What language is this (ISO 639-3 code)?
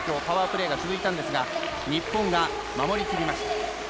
jpn